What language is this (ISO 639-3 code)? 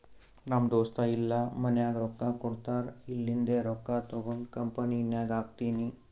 kan